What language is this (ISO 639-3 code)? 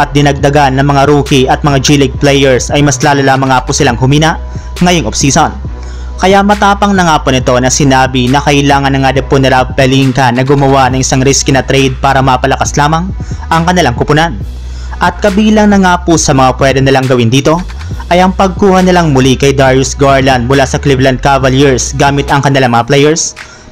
fil